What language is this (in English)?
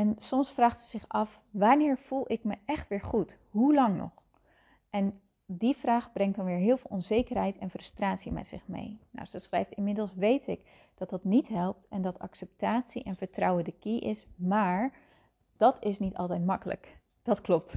Dutch